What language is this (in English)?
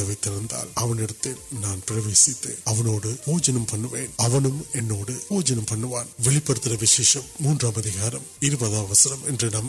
Urdu